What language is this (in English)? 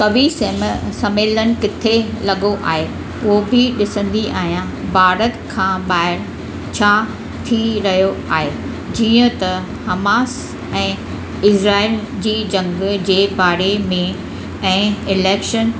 Sindhi